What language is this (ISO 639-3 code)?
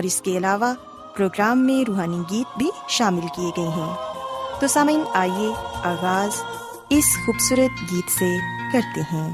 urd